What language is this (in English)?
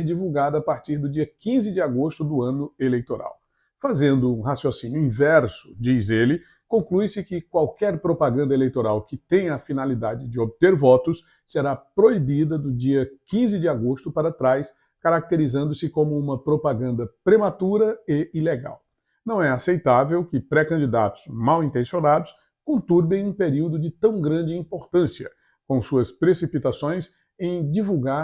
Portuguese